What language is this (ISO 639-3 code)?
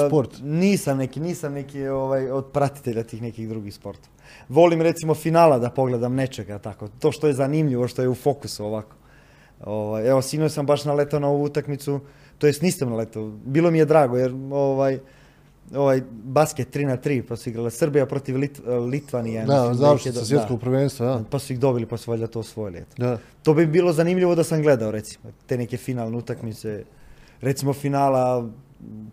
hrv